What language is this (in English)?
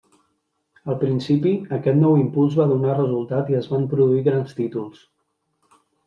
Catalan